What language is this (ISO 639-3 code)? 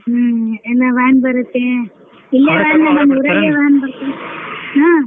kan